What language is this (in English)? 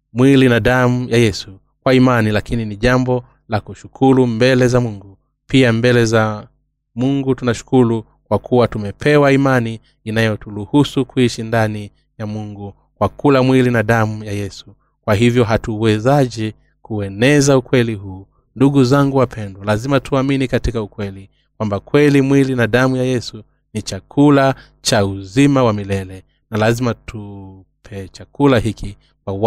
Swahili